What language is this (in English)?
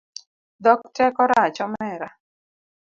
Luo (Kenya and Tanzania)